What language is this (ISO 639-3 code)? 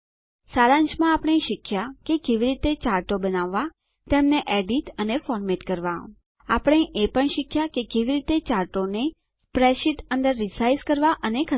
guj